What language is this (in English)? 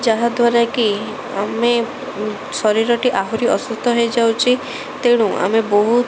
Odia